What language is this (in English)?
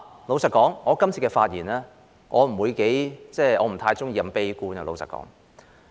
Cantonese